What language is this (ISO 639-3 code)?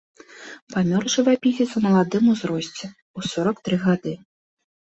bel